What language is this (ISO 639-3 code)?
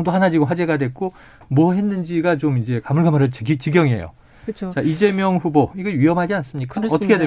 kor